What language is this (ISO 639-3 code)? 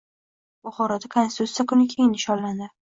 uzb